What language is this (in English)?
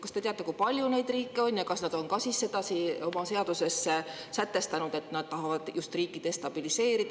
Estonian